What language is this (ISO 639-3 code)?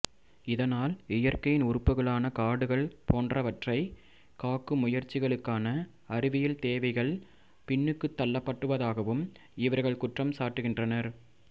tam